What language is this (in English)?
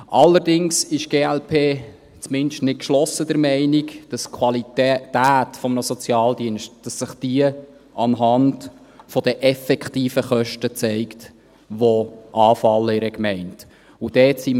Swiss German